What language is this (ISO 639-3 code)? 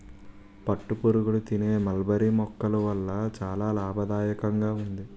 tel